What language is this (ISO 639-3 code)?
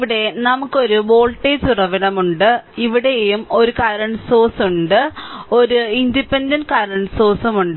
mal